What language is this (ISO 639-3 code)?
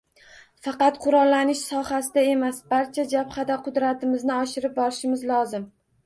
uzb